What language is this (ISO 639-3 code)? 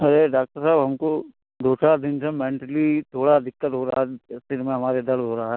hin